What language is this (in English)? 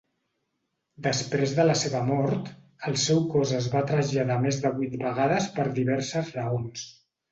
Catalan